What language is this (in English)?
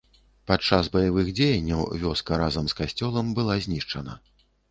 Belarusian